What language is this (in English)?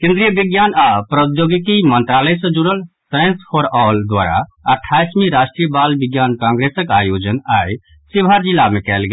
Maithili